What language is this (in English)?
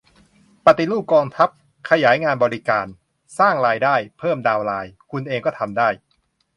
Thai